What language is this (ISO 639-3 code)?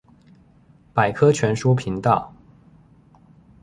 zho